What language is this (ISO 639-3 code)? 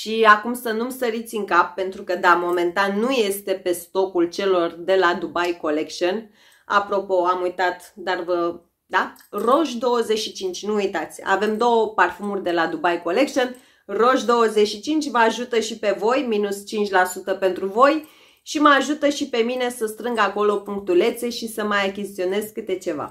ron